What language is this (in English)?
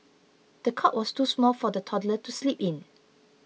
English